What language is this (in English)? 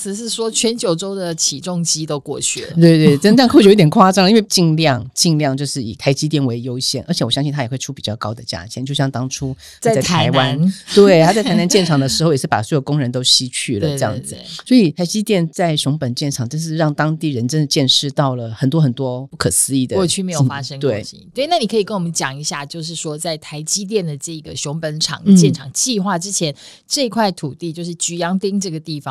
Chinese